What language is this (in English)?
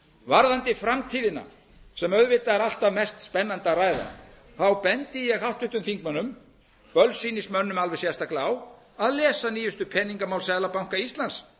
Icelandic